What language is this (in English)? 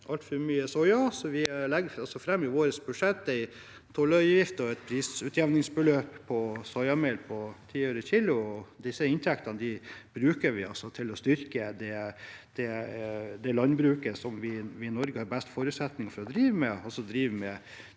Norwegian